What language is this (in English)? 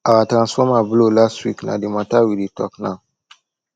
Nigerian Pidgin